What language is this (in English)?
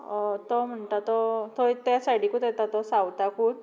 Konkani